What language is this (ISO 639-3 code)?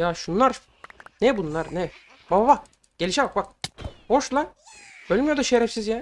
tur